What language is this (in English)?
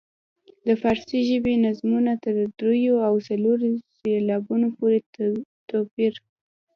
Pashto